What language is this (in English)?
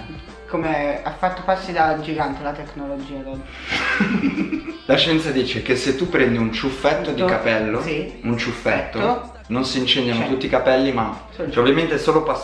Italian